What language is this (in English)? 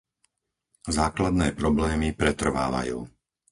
Slovak